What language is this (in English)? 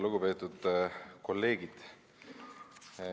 Estonian